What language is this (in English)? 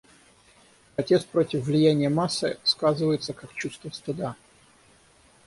Russian